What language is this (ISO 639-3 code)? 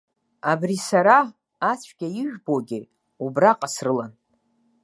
abk